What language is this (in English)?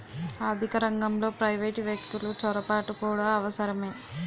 Telugu